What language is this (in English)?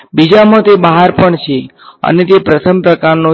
Gujarati